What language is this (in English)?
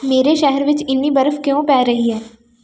Punjabi